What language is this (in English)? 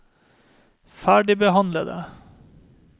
Norwegian